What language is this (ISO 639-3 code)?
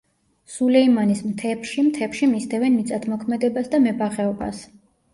kat